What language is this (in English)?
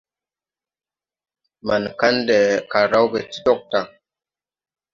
Tupuri